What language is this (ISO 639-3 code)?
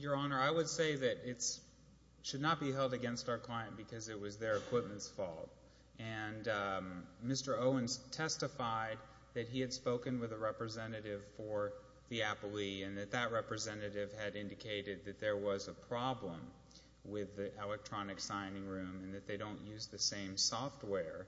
eng